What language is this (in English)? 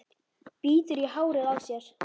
Icelandic